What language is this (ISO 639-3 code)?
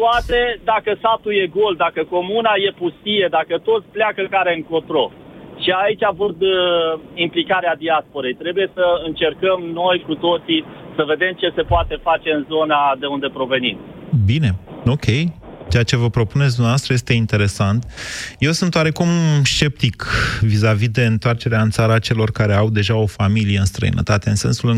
ron